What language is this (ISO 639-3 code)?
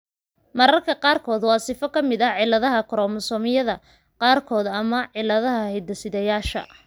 som